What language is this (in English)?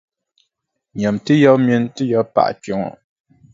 Dagbani